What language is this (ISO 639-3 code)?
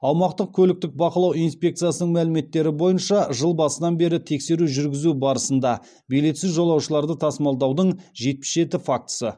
kaz